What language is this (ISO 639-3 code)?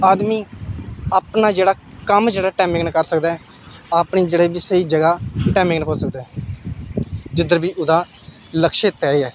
doi